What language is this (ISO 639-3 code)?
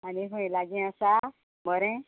kok